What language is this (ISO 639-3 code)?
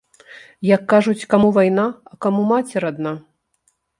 bel